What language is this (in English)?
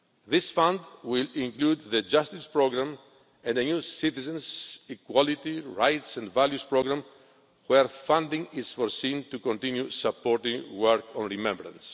English